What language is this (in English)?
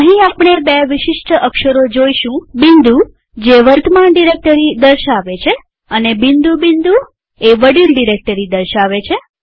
Gujarati